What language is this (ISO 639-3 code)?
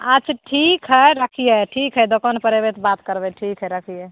mai